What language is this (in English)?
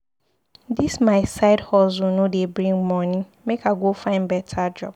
Nigerian Pidgin